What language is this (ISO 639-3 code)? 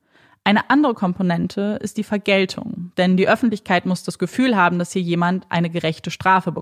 deu